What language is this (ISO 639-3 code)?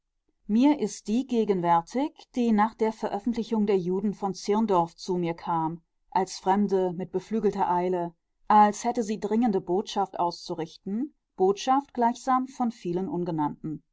deu